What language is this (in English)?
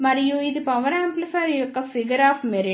Telugu